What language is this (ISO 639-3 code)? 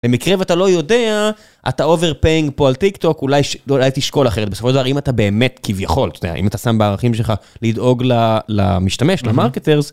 heb